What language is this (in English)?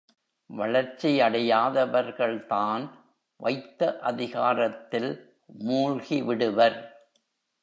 Tamil